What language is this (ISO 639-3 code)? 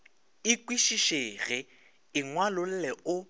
nso